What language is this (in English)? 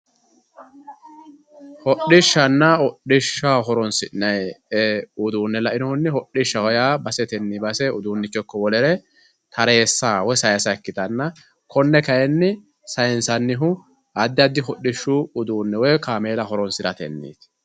Sidamo